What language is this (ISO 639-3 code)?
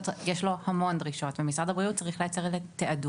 heb